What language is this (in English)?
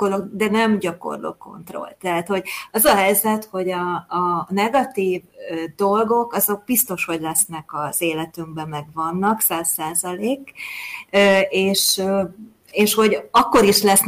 Hungarian